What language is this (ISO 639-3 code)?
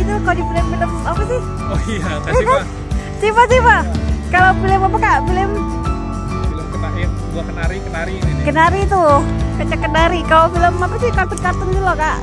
ind